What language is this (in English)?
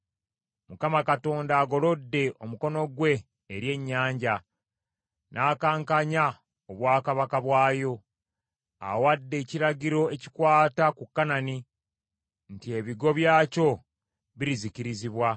Ganda